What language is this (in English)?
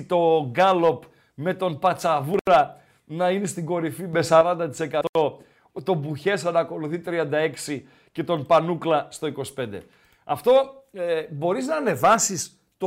Greek